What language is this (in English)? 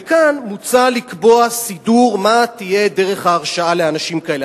Hebrew